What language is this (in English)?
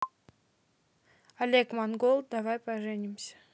Russian